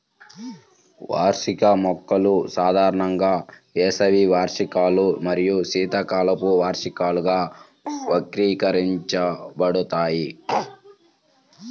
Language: Telugu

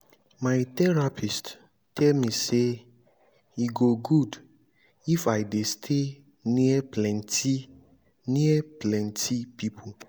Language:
Nigerian Pidgin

